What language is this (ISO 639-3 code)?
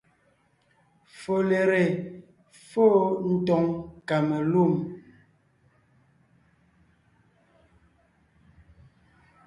nnh